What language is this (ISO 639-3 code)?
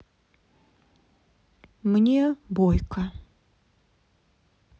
rus